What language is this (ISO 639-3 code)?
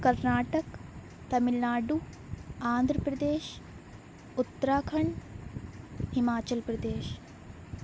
urd